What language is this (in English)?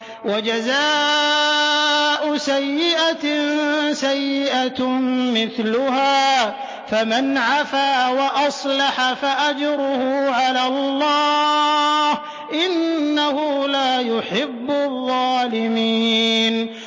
Arabic